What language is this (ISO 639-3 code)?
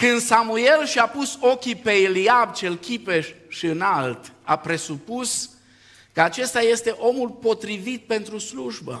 ron